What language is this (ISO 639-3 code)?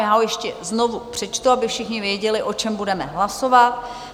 ces